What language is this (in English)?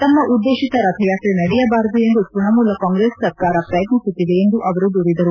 Kannada